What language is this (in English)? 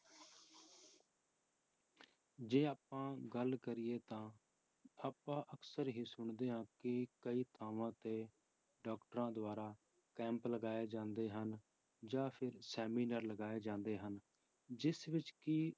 Punjabi